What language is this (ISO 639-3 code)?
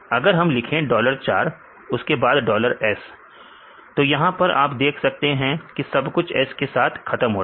hin